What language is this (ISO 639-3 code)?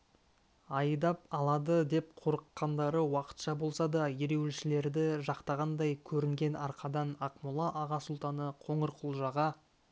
kaz